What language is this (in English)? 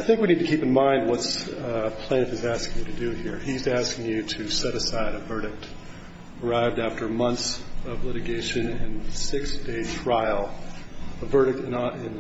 English